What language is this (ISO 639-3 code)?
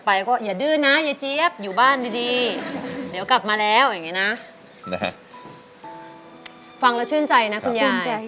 tha